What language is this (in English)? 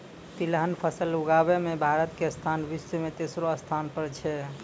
Maithili